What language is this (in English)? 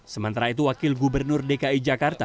Indonesian